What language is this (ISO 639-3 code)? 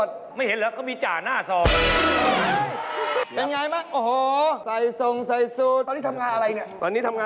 tha